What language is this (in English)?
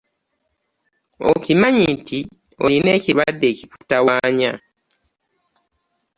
Ganda